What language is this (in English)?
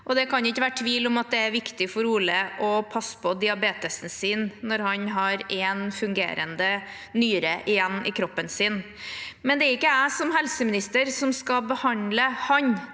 Norwegian